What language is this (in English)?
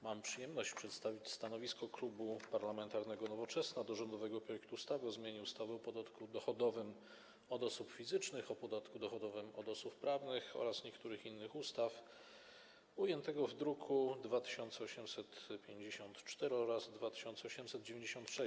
Polish